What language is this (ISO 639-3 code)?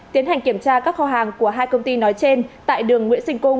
vie